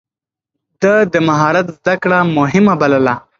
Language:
Pashto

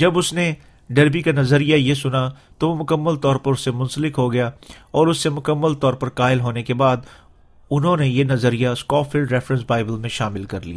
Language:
Urdu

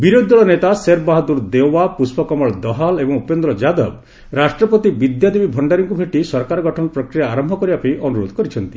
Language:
Odia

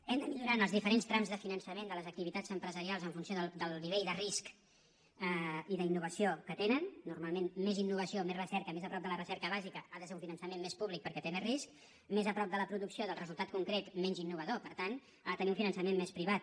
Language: Catalan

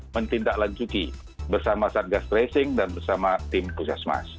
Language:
Indonesian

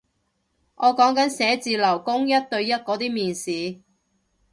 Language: Cantonese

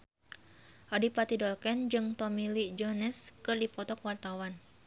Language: Sundanese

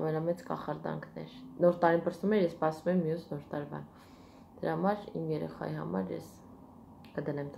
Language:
Hindi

